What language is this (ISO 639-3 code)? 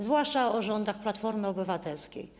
pol